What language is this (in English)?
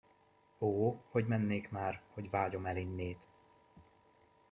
Hungarian